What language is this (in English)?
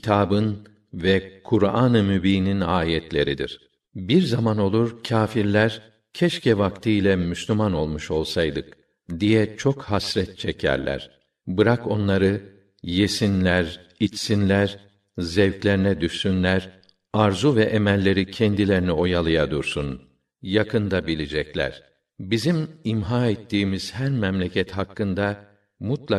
Turkish